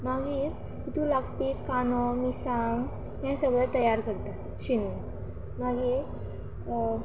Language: Konkani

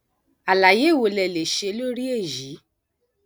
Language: Yoruba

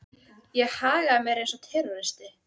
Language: Icelandic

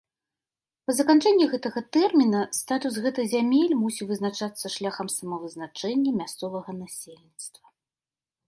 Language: Belarusian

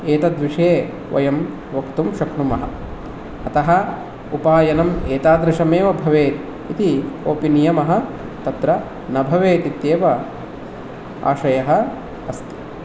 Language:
Sanskrit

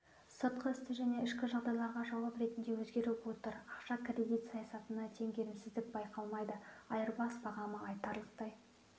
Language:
Kazakh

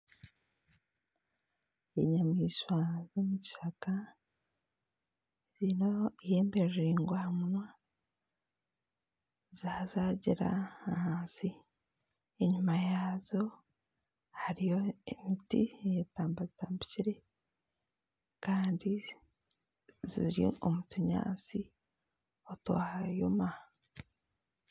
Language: Nyankole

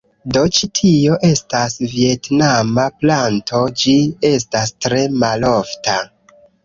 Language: Esperanto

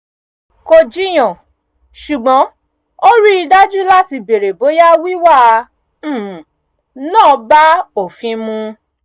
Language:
Yoruba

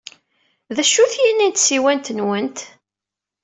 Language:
Kabyle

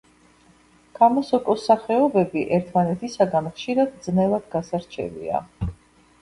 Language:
Georgian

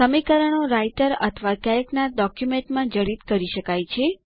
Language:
Gujarati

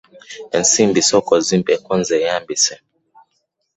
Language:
Ganda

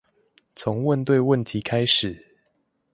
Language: Chinese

